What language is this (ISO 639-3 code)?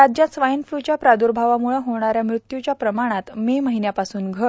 mar